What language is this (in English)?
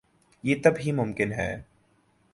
Urdu